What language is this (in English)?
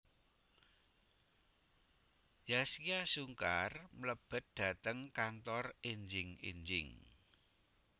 Javanese